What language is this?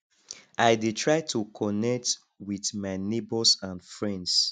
Nigerian Pidgin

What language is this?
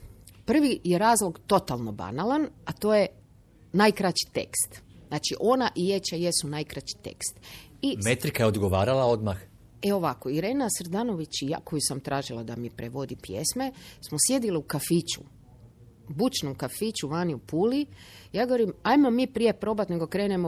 Croatian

